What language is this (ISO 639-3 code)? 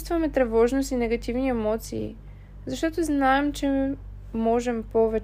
bul